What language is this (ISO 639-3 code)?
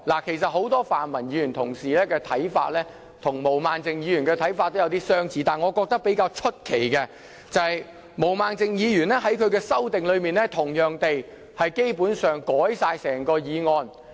yue